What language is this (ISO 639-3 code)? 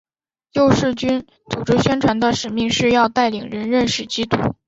zho